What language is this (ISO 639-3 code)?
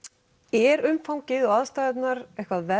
isl